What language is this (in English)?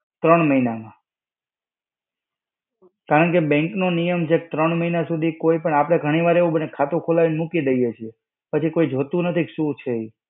Gujarati